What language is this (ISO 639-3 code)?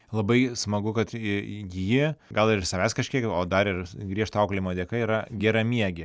lit